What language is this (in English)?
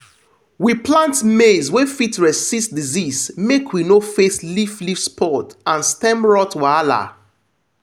Nigerian Pidgin